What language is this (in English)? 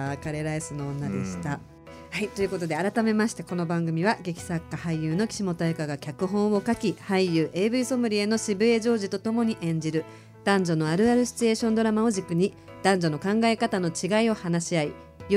Japanese